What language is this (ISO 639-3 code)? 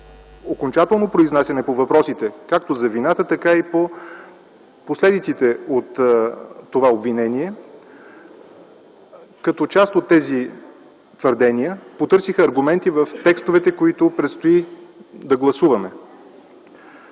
bul